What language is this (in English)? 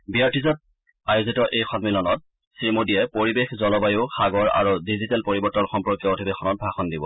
Assamese